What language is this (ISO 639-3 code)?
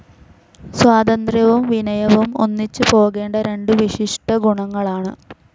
mal